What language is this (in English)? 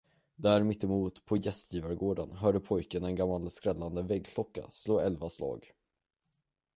Swedish